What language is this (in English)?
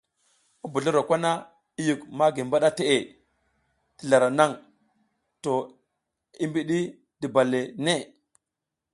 South Giziga